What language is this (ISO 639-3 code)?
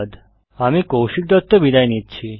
ben